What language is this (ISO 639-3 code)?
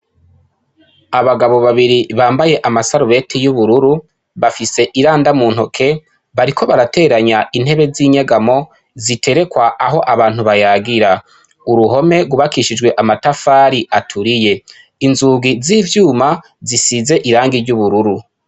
run